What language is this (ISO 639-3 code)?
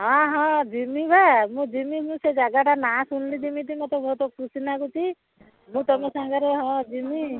ori